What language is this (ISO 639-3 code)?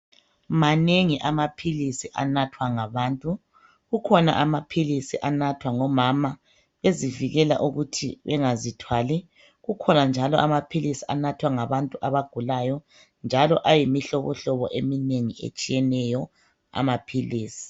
nde